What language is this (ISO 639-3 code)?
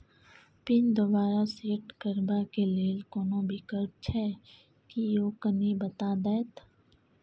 mai